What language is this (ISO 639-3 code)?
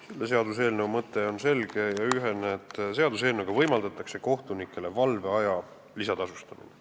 est